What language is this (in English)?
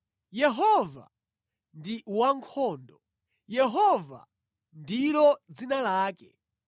Nyanja